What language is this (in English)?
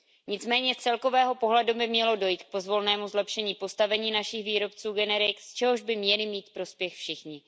Czech